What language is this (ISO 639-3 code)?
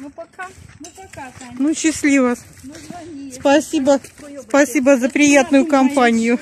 rus